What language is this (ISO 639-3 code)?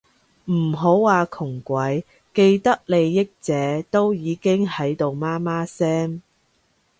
yue